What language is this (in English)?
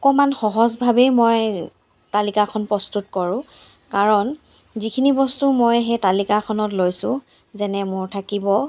Assamese